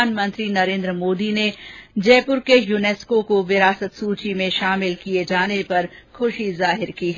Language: Hindi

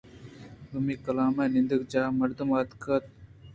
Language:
Eastern Balochi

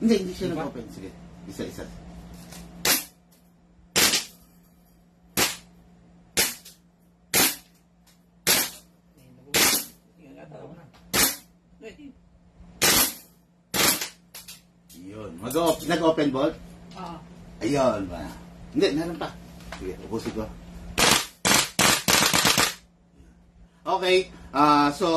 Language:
Filipino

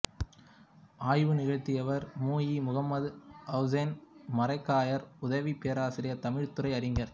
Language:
Tamil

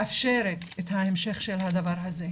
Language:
Hebrew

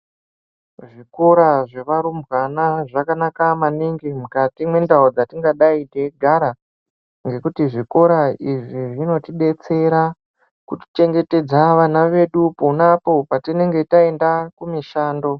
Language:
Ndau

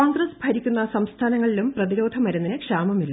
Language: Malayalam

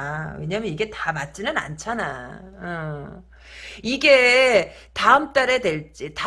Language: Korean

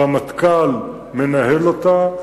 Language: Hebrew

